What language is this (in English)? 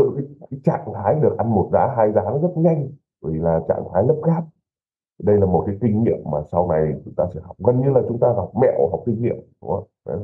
Vietnamese